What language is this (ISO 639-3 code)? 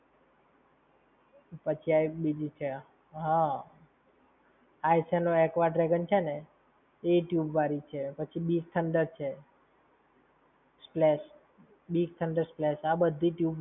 guj